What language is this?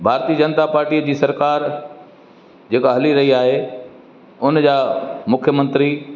Sindhi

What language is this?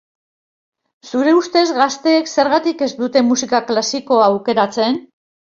Basque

